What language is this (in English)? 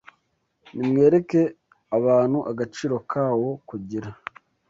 Kinyarwanda